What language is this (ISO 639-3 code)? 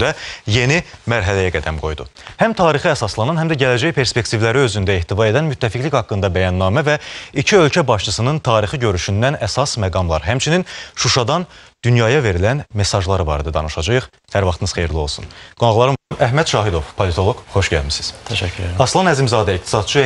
tur